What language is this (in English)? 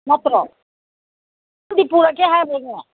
Manipuri